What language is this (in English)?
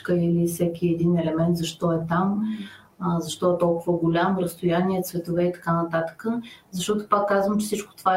Bulgarian